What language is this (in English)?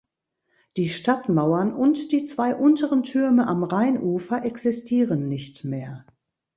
German